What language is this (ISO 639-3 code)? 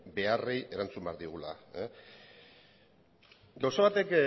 eus